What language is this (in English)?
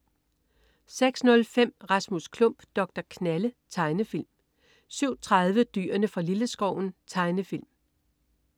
Danish